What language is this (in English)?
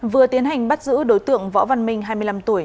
Vietnamese